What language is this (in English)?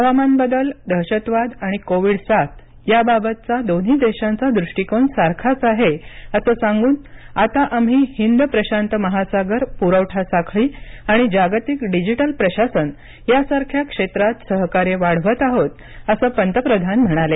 Marathi